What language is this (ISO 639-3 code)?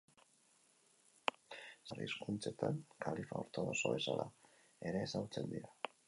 eus